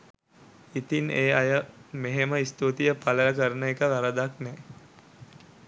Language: Sinhala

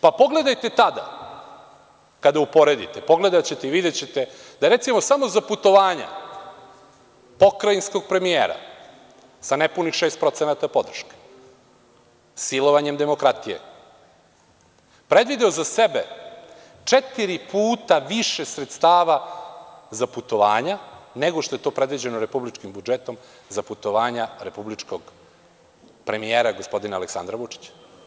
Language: Serbian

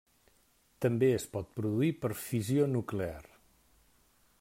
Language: Catalan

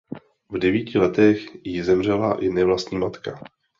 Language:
Czech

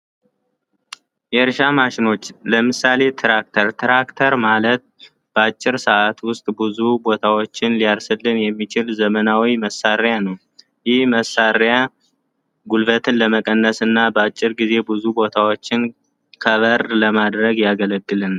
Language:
Amharic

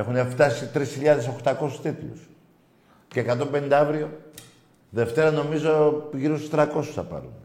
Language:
Greek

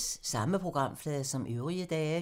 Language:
Danish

